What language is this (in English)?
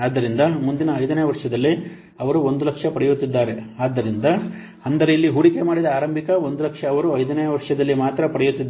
Kannada